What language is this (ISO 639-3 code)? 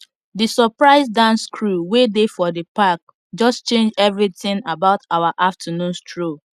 pcm